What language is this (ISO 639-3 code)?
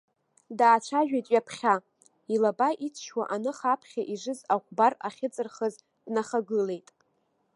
abk